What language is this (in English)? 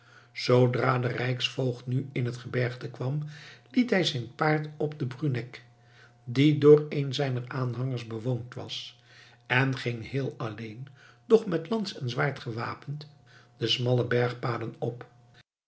Dutch